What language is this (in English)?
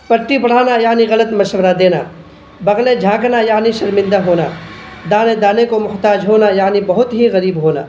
Urdu